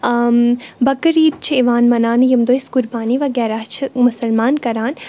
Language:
Kashmiri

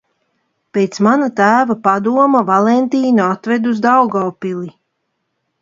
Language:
Latvian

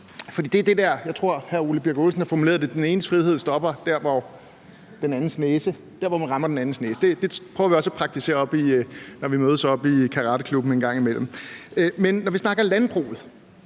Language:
Danish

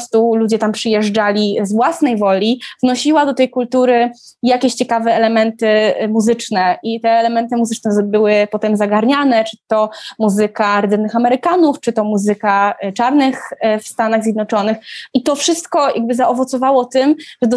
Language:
Polish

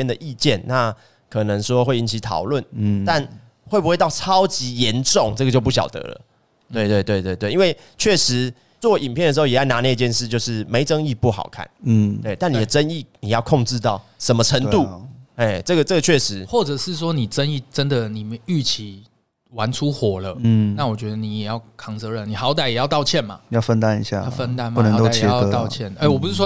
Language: Chinese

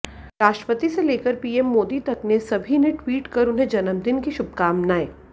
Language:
Hindi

